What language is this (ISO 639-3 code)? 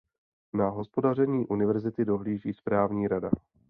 ces